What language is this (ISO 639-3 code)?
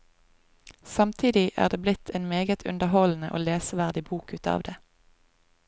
nor